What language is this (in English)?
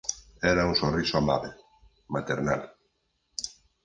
Galician